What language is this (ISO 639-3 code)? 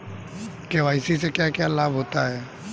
hin